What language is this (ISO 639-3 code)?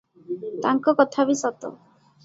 ori